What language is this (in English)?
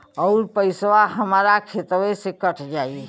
Bhojpuri